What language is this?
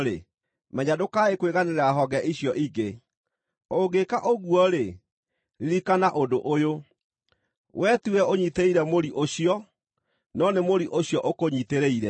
Kikuyu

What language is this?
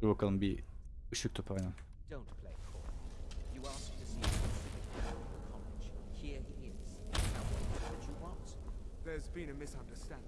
Turkish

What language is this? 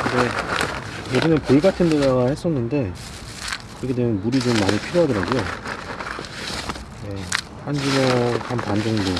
Korean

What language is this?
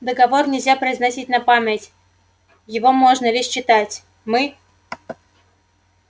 Russian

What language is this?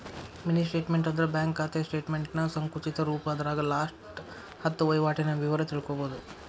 Kannada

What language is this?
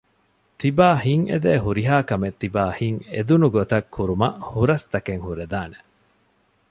Divehi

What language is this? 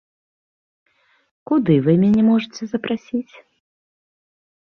Belarusian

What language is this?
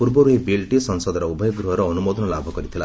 Odia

